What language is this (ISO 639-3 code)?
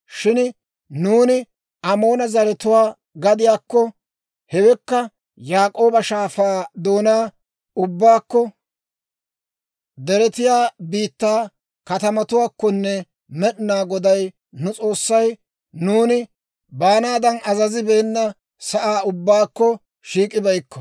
dwr